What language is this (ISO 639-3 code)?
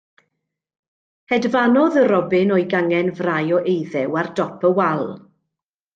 cym